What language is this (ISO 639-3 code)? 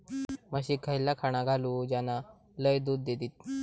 mar